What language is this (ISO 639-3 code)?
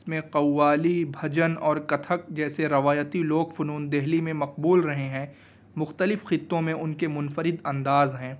urd